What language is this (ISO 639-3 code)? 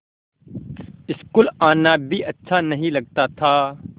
hin